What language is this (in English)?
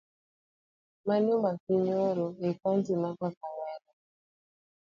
Luo (Kenya and Tanzania)